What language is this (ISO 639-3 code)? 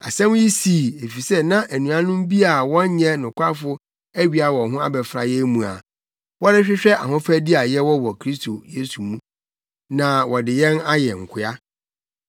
aka